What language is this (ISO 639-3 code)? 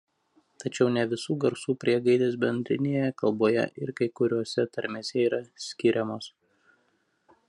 lit